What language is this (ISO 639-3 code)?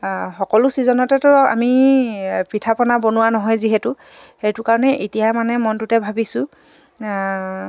asm